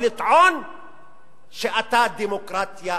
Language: Hebrew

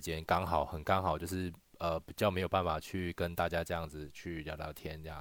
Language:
Chinese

